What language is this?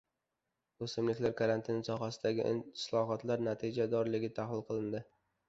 Uzbek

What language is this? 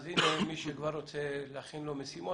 Hebrew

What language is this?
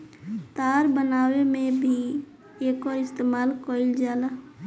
Bhojpuri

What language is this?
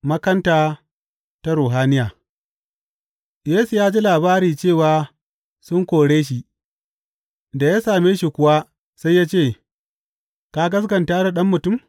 Hausa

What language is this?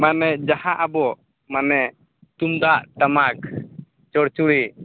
Santali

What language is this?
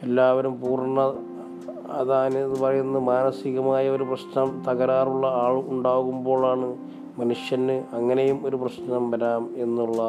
Malayalam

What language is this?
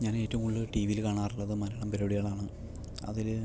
Malayalam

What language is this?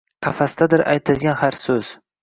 Uzbek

